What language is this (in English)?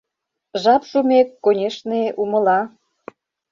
Mari